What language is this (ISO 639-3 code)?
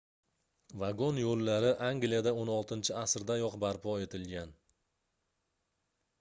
uzb